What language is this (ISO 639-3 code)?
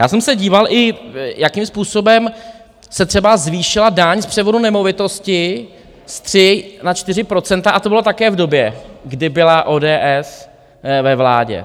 ces